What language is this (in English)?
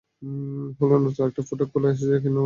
Bangla